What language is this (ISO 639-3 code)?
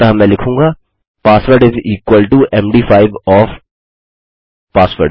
hin